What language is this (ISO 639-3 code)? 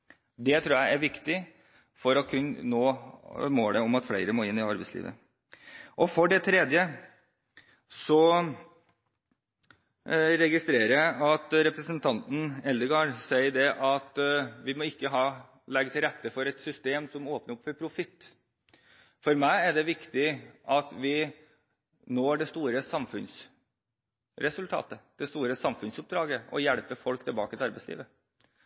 nob